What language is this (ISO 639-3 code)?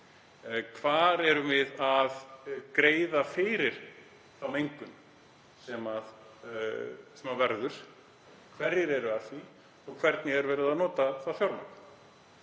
isl